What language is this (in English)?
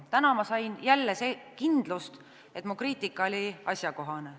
Estonian